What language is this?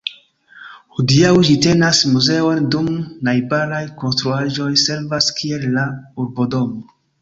Esperanto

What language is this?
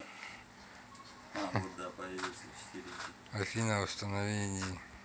Russian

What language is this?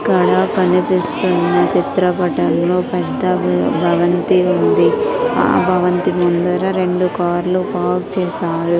Telugu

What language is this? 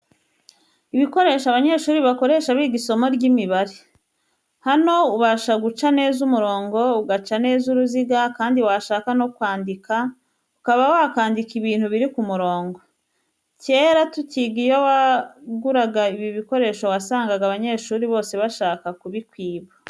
Kinyarwanda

